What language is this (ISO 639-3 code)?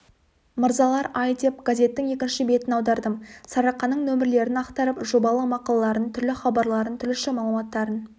kaz